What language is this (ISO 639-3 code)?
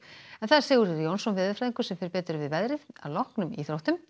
isl